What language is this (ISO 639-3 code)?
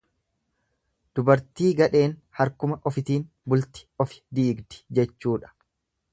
orm